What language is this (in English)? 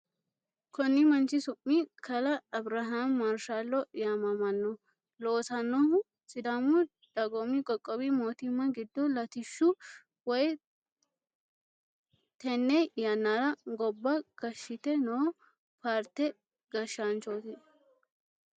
Sidamo